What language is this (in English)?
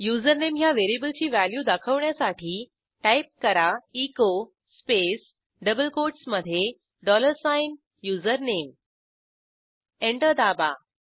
Marathi